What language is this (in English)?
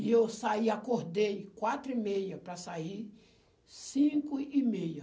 Portuguese